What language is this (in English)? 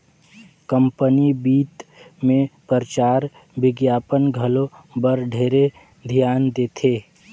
Chhattisgarhi